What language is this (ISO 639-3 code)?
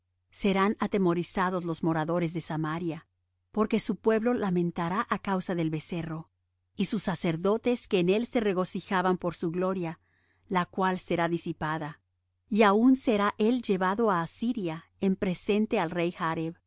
spa